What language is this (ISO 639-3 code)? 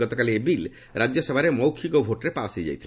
ori